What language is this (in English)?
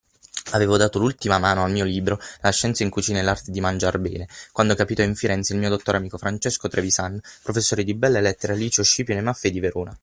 Italian